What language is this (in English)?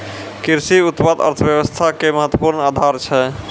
Maithili